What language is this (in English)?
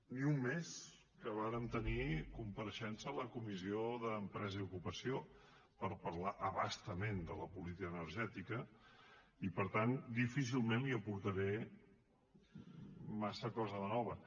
Catalan